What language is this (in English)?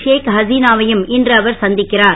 Tamil